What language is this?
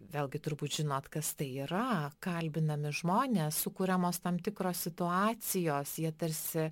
Lithuanian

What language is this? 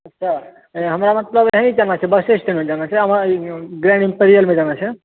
Maithili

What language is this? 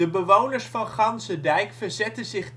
Dutch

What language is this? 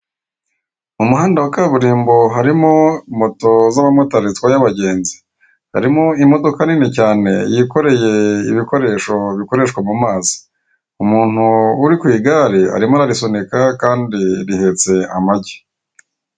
Kinyarwanda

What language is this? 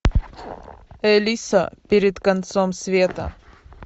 Russian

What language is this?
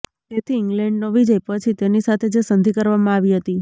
Gujarati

